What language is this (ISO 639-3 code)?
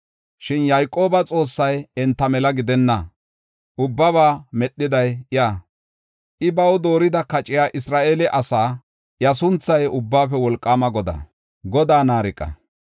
gof